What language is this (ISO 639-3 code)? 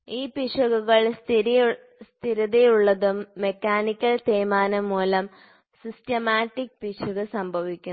mal